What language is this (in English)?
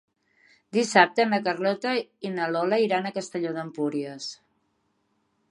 Catalan